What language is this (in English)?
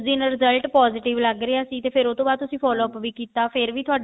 Punjabi